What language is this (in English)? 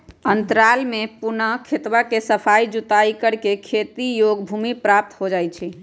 Magahi